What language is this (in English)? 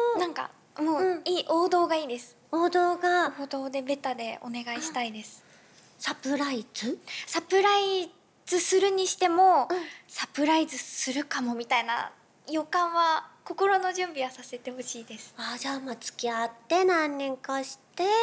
Japanese